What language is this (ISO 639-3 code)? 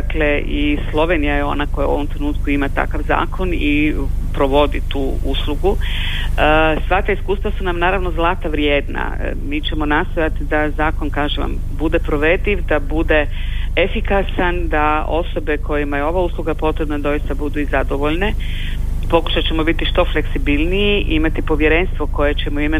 hrv